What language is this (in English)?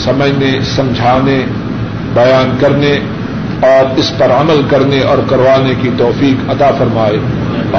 Urdu